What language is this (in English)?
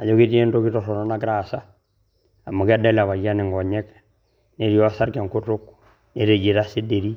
Masai